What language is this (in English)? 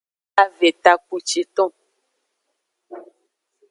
Aja (Benin)